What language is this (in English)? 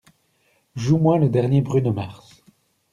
French